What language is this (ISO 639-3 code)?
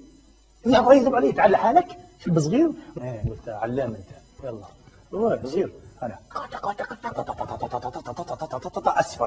ara